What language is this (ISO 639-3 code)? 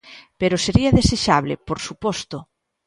glg